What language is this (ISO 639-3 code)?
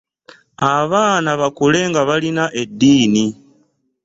lug